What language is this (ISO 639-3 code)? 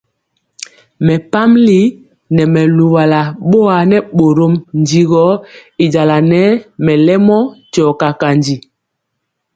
mcx